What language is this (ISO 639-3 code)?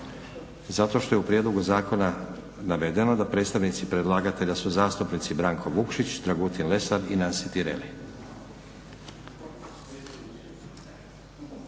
hrv